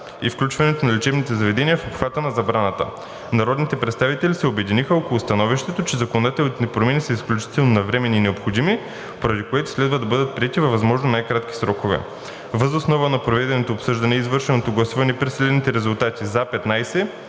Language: Bulgarian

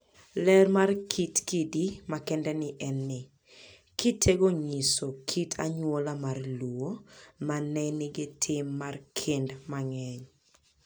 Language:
Luo (Kenya and Tanzania)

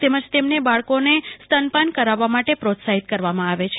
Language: Gujarati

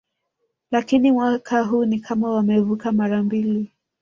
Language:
Swahili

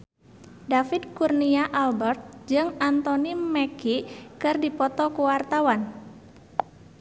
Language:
Sundanese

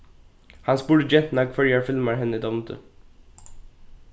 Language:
Faroese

